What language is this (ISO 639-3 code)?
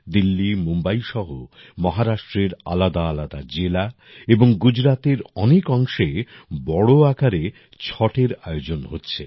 ben